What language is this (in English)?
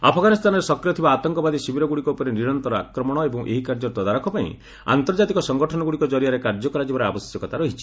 Odia